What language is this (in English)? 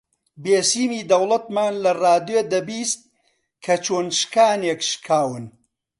Central Kurdish